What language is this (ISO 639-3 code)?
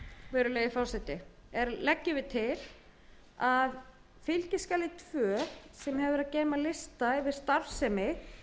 isl